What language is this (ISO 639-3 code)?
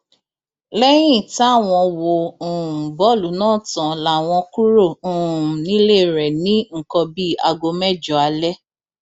yor